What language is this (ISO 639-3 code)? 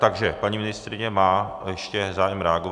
ces